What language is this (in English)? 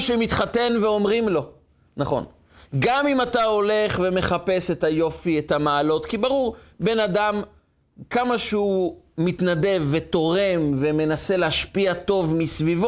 Hebrew